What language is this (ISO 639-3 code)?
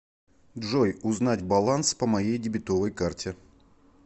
rus